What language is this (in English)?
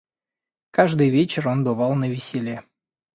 Russian